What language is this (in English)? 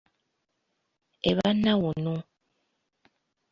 Ganda